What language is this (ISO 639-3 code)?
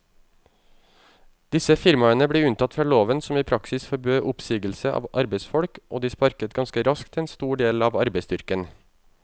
nor